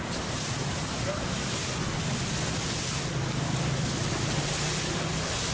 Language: Indonesian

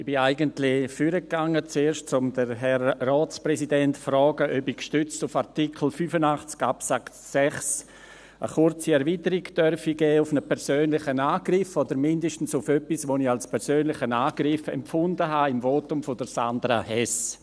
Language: Swiss German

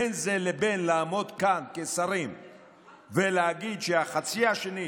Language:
Hebrew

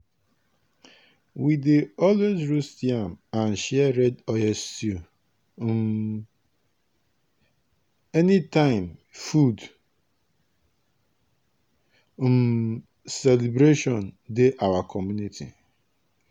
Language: Nigerian Pidgin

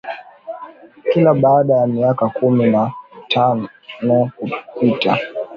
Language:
Swahili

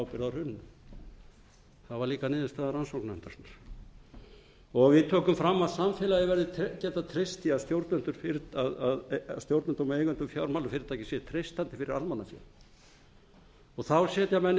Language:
Icelandic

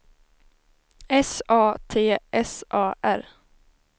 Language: Swedish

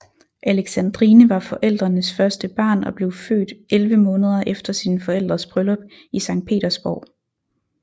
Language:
Danish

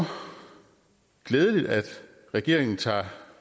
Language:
Danish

